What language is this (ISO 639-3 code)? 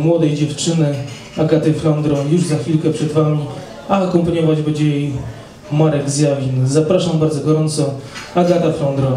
pol